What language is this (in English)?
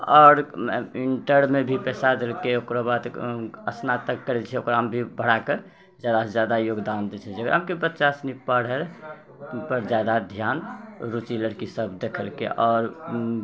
Maithili